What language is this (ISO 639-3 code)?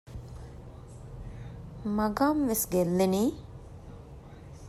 div